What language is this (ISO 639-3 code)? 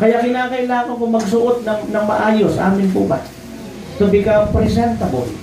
fil